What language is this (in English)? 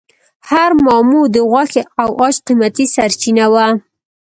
Pashto